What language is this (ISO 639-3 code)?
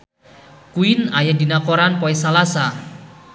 sun